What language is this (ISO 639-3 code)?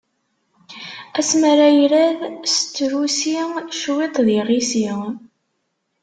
kab